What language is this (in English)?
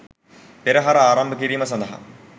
Sinhala